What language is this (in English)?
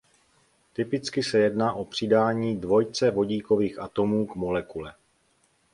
Czech